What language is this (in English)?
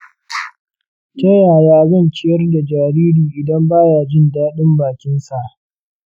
Hausa